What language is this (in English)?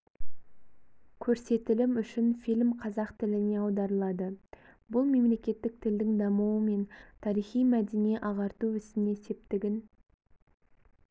Kazakh